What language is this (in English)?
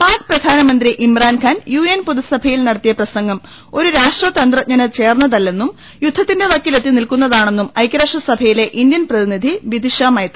Malayalam